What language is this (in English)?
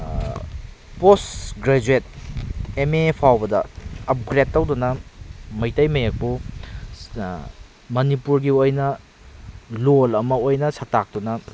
Manipuri